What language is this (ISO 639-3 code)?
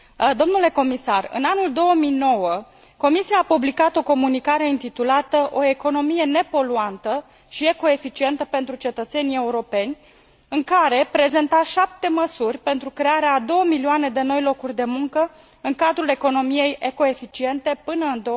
ron